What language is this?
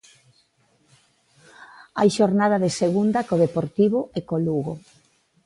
Galician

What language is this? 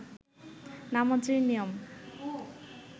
Bangla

